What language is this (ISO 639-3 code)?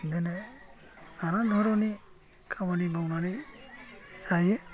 brx